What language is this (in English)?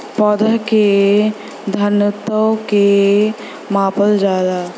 Bhojpuri